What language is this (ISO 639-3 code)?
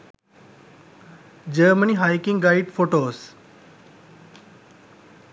sin